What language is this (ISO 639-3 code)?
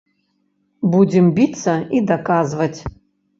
bel